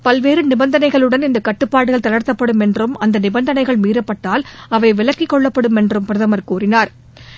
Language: Tamil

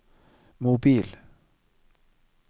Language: Norwegian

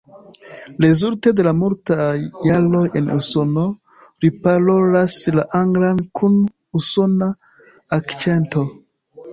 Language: Esperanto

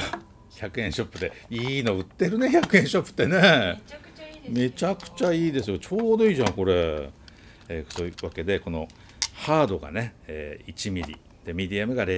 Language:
Japanese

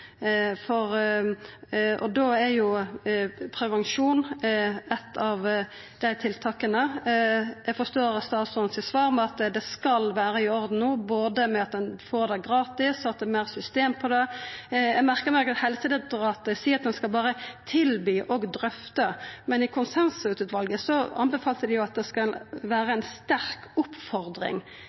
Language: Norwegian Nynorsk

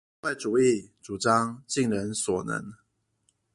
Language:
Chinese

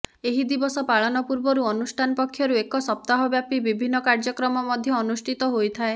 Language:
Odia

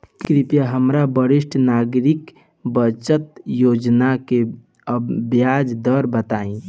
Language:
Bhojpuri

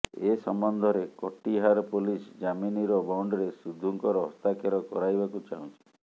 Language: Odia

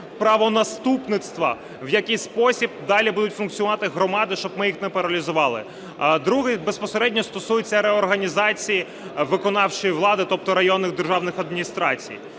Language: Ukrainian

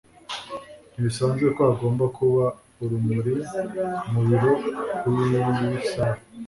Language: Kinyarwanda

